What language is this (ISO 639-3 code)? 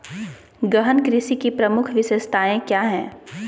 mag